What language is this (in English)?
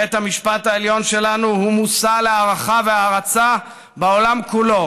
Hebrew